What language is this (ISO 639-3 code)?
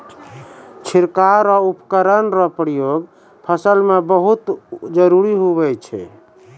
mai